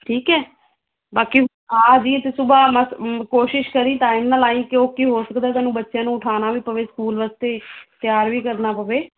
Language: Punjabi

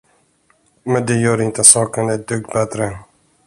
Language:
Swedish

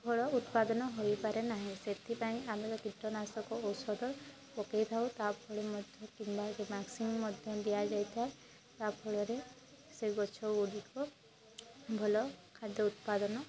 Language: Odia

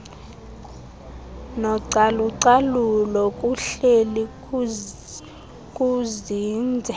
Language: Xhosa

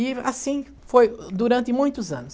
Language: Portuguese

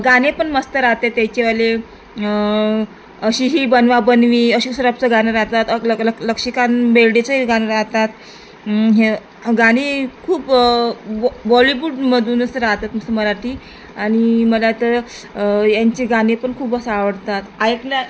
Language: Marathi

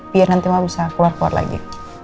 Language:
Indonesian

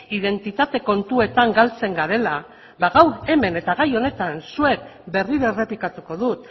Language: Basque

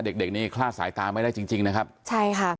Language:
Thai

